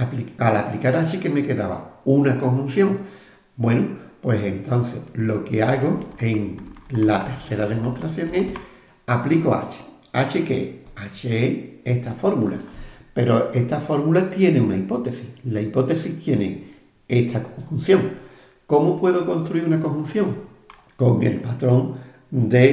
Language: Spanish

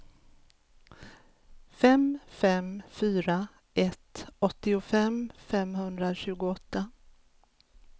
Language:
Swedish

